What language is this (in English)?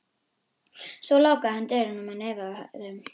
Icelandic